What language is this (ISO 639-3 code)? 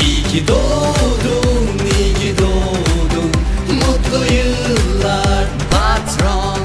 tur